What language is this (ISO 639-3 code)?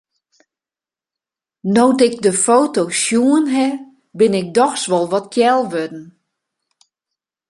fry